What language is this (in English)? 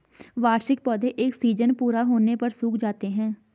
Hindi